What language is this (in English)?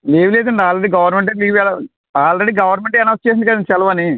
Telugu